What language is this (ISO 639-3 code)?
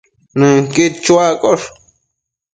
mcf